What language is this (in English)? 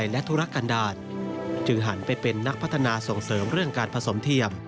Thai